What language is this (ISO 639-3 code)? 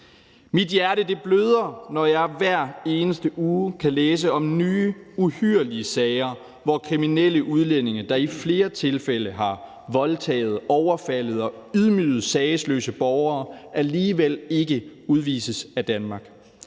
dan